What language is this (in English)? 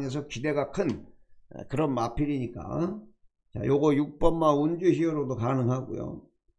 Korean